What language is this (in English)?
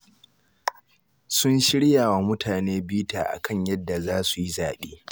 Hausa